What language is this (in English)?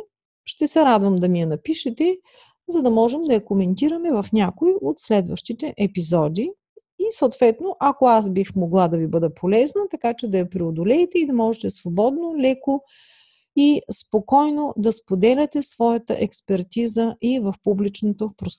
Bulgarian